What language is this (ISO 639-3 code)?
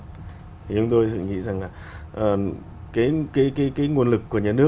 vie